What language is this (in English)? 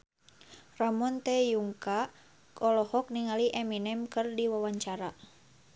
Sundanese